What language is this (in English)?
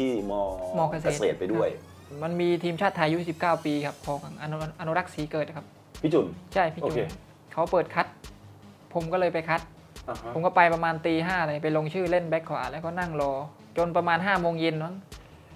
Thai